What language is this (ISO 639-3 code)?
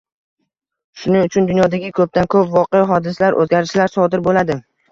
uzb